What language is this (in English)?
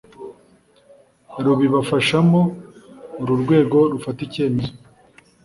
Kinyarwanda